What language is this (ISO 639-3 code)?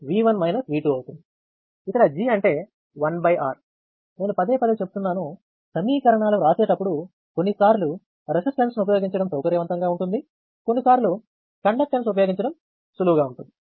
tel